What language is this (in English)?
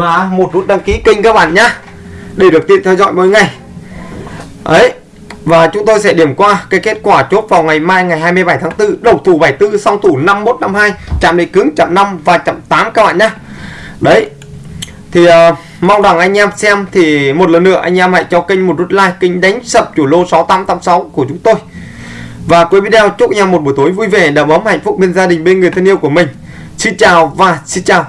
Vietnamese